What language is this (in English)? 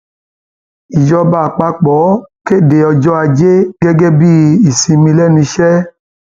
Yoruba